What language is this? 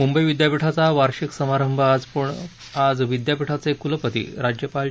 Marathi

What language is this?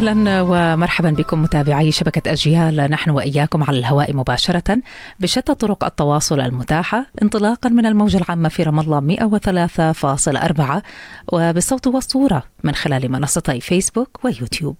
Arabic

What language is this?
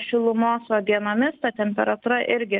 Lithuanian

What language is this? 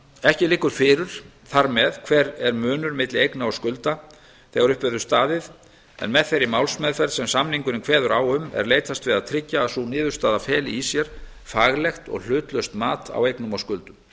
Icelandic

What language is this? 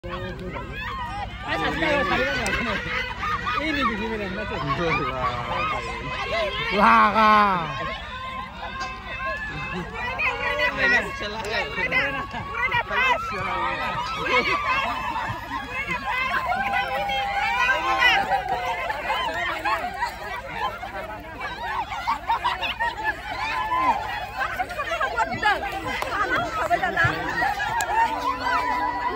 Arabic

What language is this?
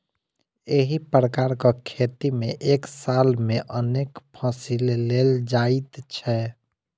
Maithili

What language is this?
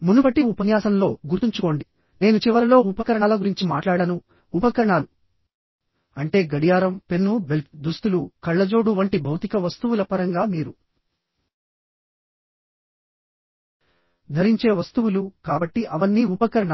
Telugu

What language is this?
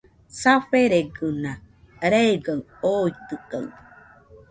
Nüpode Huitoto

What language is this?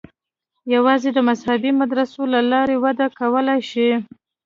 Pashto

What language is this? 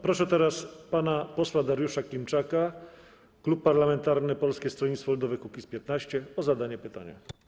Polish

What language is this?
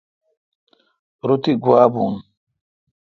Kalkoti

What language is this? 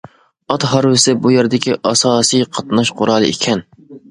Uyghur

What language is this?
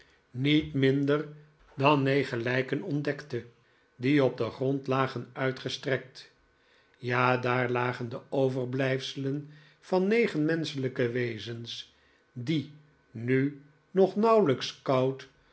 Dutch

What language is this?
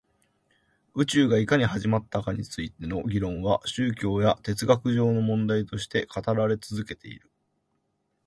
Japanese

